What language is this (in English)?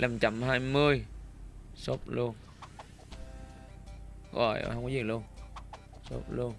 Vietnamese